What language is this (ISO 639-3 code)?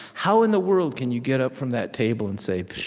eng